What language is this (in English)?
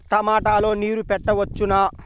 Telugu